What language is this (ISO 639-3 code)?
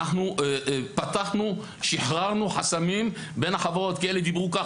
heb